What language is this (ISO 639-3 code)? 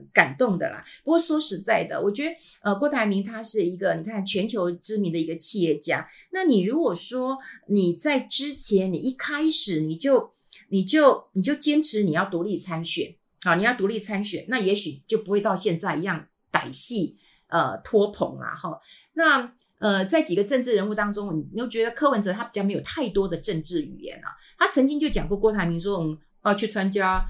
zho